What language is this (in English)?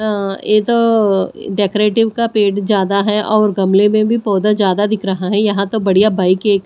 Hindi